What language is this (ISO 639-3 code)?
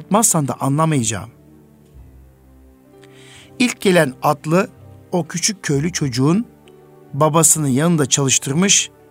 tur